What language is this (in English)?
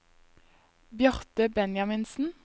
Norwegian